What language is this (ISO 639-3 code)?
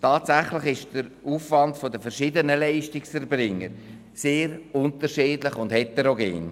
gsw